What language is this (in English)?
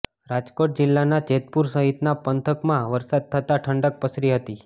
Gujarati